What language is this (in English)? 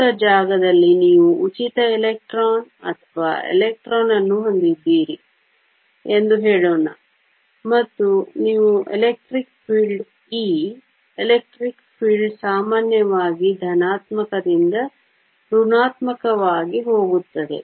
Kannada